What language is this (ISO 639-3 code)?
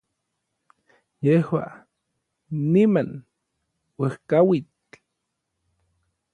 nlv